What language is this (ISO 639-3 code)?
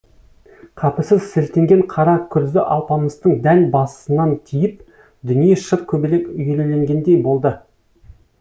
kaz